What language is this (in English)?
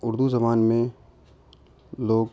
Urdu